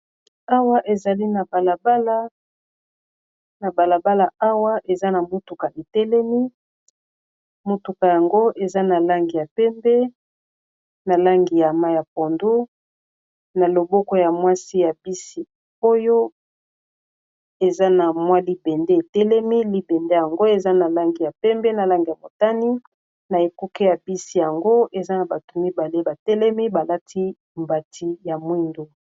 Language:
Lingala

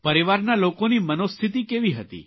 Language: Gujarati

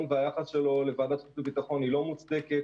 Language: Hebrew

